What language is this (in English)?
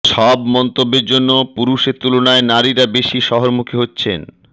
Bangla